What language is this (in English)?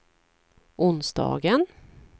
Swedish